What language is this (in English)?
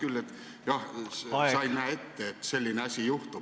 Estonian